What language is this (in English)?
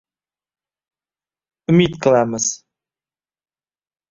Uzbek